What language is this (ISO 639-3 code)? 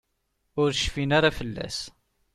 kab